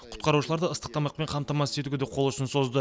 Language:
Kazakh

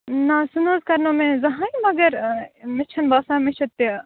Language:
Kashmiri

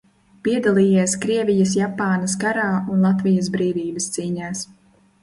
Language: Latvian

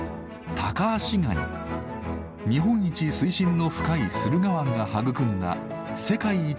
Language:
Japanese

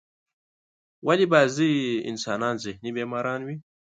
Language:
Pashto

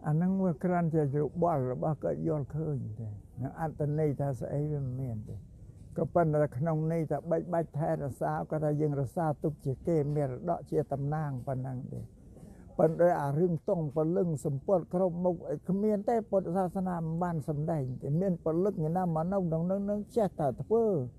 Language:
Thai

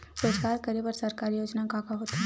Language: Chhattisgarhi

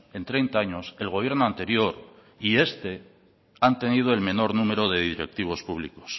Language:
Spanish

